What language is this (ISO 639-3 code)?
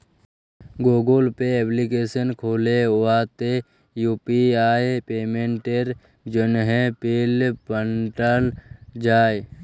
ben